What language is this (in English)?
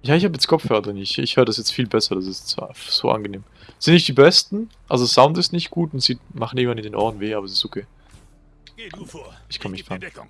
German